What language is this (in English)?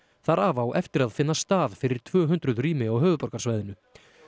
Icelandic